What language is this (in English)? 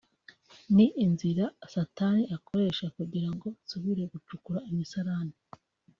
Kinyarwanda